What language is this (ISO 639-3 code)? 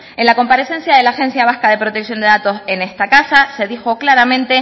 spa